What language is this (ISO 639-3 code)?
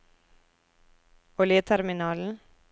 nor